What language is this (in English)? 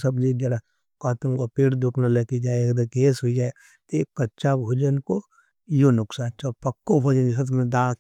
Nimadi